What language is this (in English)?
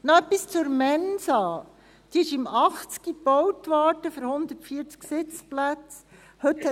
Swiss German